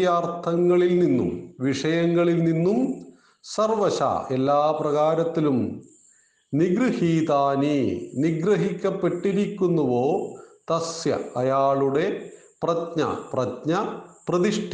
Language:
Malayalam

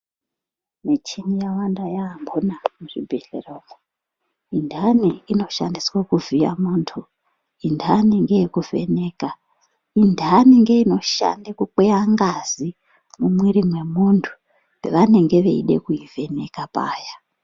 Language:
Ndau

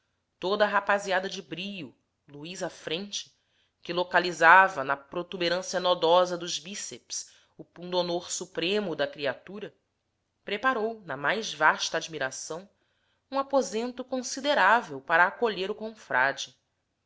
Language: Portuguese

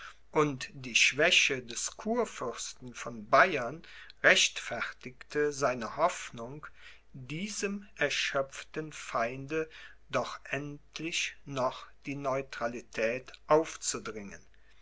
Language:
German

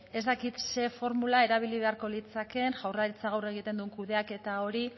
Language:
Basque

